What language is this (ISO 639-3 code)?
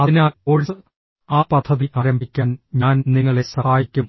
mal